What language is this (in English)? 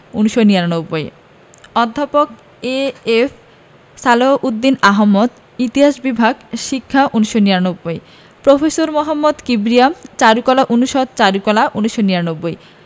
Bangla